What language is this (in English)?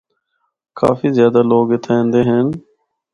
Northern Hindko